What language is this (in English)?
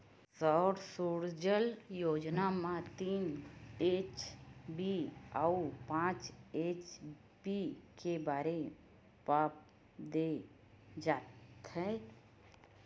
Chhattisgarhi